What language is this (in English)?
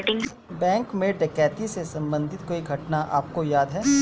Hindi